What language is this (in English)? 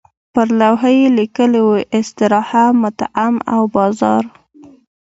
Pashto